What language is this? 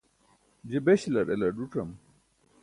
Burushaski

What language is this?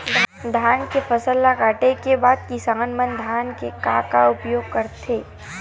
Chhattisgarhi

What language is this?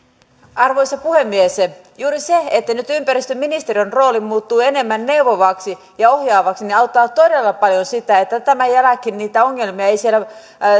Finnish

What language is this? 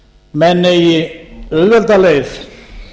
Icelandic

